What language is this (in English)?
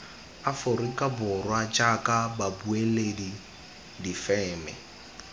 Tswana